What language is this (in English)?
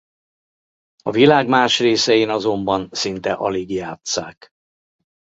Hungarian